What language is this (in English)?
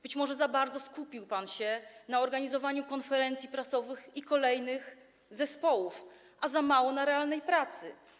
Polish